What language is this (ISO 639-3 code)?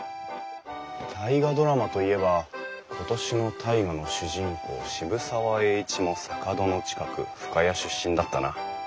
jpn